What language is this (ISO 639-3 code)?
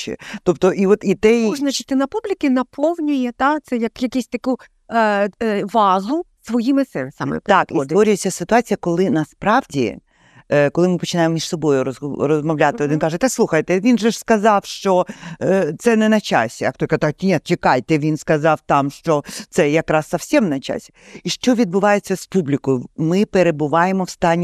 ukr